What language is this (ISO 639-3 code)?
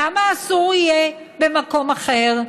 heb